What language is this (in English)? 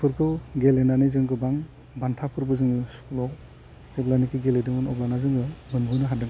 Bodo